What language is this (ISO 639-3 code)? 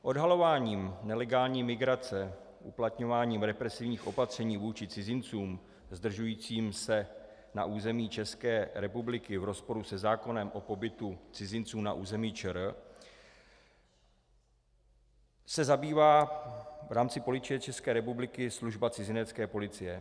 ces